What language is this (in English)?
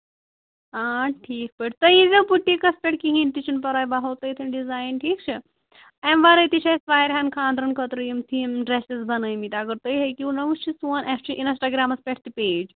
Kashmiri